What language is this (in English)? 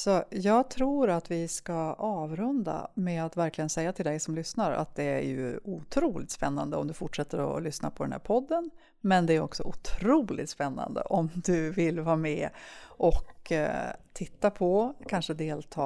Swedish